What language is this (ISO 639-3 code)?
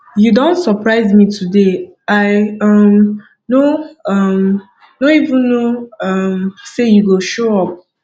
pcm